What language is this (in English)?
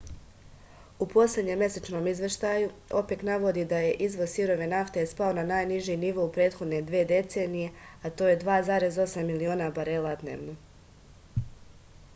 Serbian